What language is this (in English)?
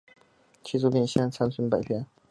Chinese